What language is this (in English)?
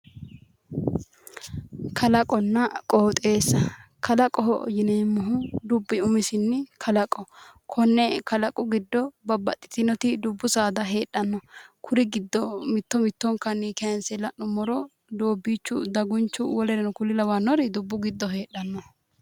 Sidamo